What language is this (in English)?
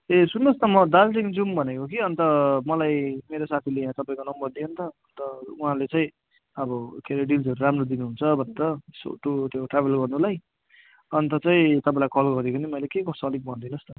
Nepali